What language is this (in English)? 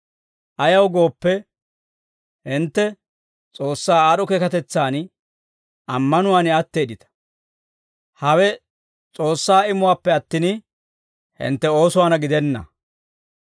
Dawro